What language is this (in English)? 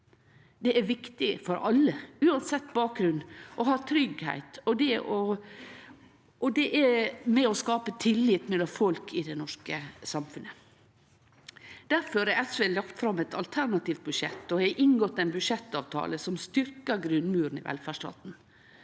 Norwegian